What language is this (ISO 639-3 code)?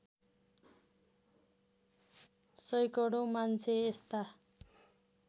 nep